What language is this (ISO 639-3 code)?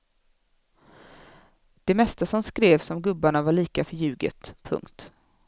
swe